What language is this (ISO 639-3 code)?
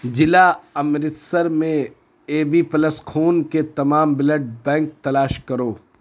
urd